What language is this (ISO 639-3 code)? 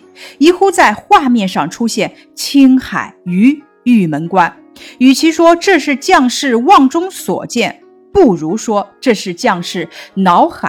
zho